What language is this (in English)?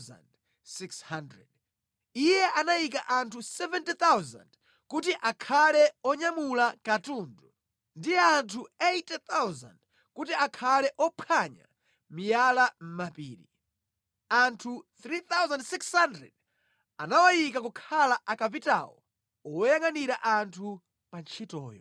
Nyanja